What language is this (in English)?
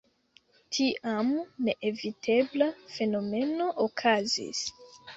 Esperanto